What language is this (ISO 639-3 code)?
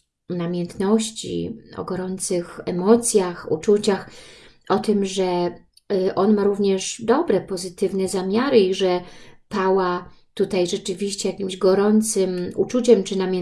pol